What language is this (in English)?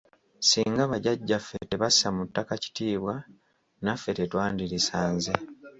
Ganda